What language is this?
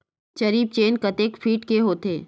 Chhattisgarhi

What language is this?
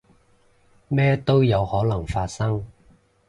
Cantonese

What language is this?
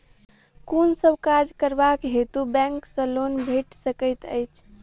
Maithili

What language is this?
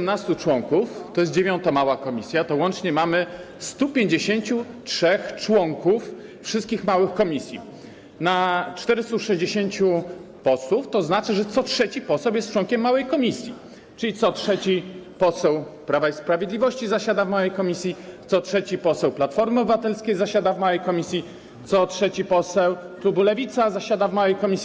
Polish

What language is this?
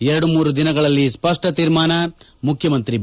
Kannada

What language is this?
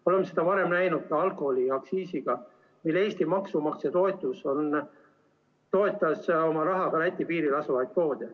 Estonian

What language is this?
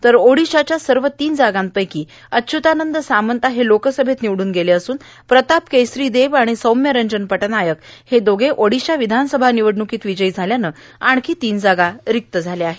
Marathi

